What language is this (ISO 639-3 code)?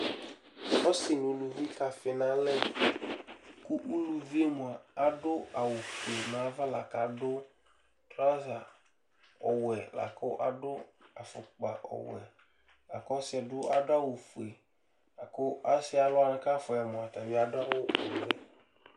kpo